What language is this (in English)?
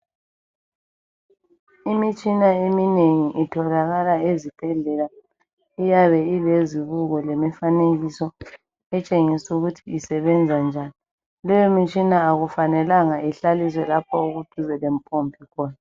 North Ndebele